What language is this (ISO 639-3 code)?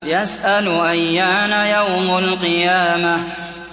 ara